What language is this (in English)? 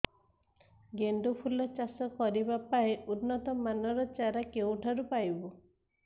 Odia